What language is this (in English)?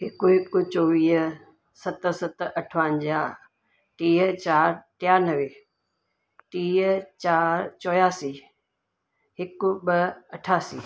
Sindhi